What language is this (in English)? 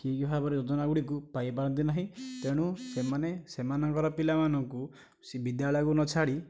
Odia